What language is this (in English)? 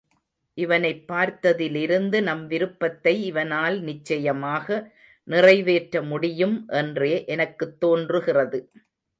Tamil